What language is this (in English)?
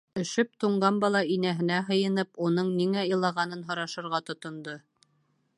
Bashkir